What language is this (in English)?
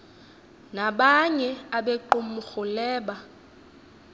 Xhosa